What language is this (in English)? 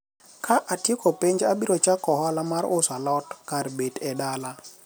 Luo (Kenya and Tanzania)